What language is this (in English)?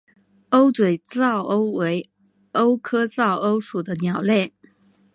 Chinese